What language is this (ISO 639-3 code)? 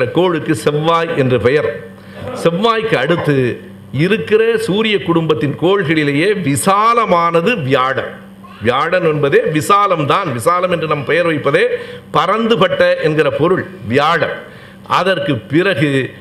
tam